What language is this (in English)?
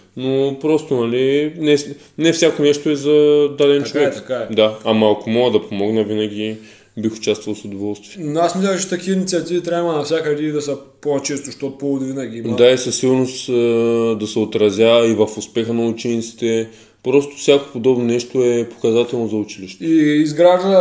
Bulgarian